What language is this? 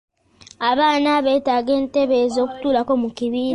Ganda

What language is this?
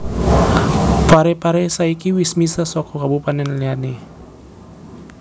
Javanese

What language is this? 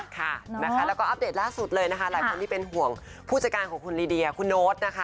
Thai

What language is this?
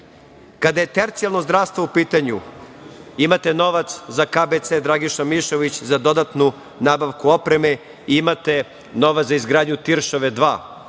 Serbian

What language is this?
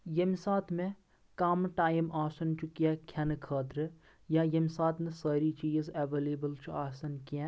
Kashmiri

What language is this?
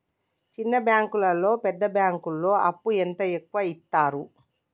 Telugu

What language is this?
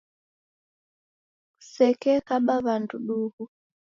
Taita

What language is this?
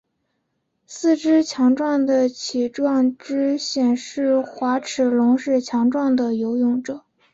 Chinese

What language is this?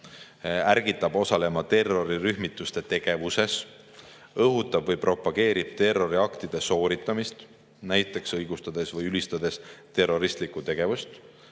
Estonian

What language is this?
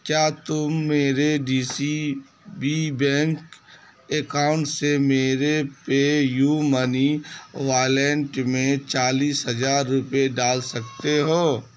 Urdu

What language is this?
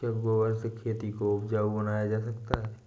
Hindi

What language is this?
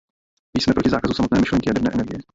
Czech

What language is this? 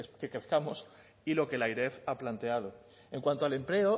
Spanish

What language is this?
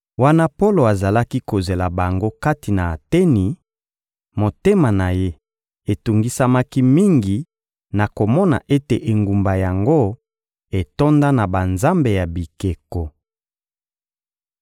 Lingala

